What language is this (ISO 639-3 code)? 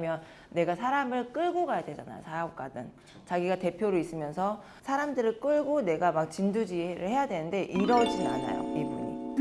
kor